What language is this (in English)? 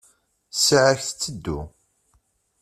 Kabyle